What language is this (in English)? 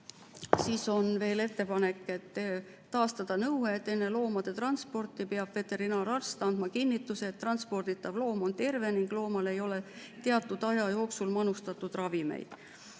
Estonian